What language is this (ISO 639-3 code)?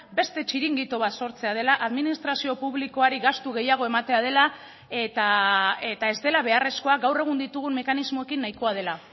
eus